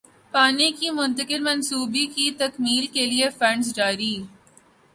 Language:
Urdu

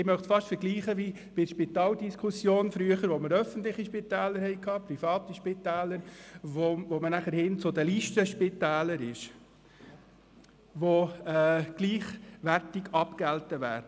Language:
Swiss German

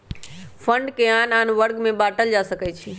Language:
Magahi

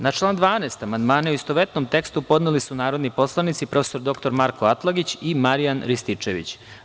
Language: Serbian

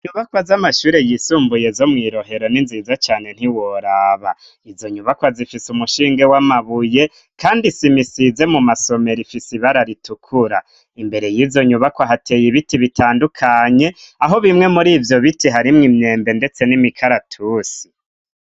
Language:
Rundi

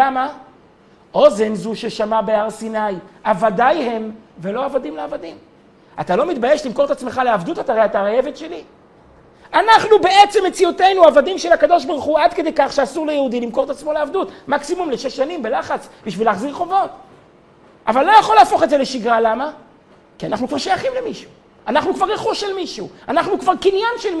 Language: Hebrew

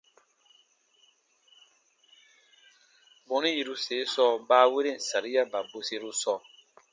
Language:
Baatonum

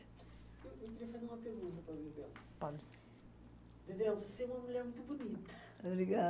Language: Portuguese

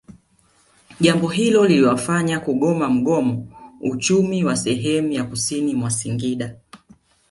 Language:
Swahili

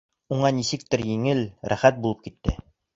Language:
Bashkir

